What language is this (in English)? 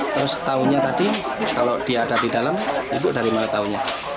Indonesian